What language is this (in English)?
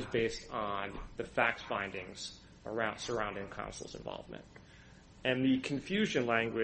English